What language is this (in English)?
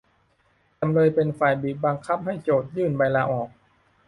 Thai